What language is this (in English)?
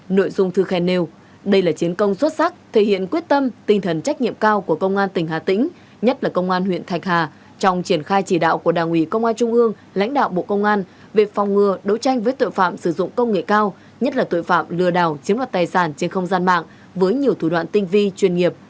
Vietnamese